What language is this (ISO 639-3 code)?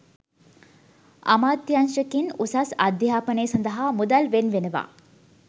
sin